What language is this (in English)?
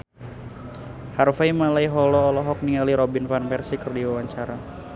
Sundanese